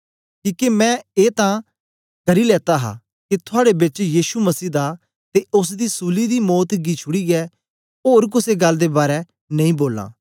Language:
Dogri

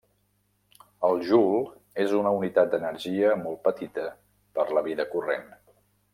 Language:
Catalan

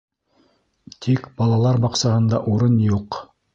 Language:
Bashkir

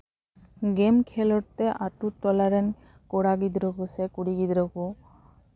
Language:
Santali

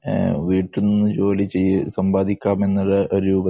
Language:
Malayalam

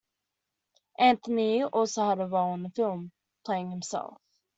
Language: English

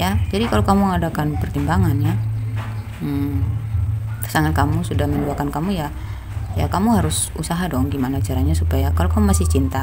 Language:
Indonesian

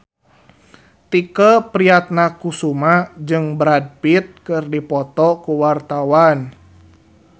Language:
Sundanese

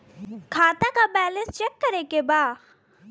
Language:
Bhojpuri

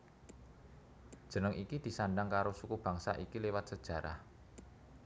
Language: Javanese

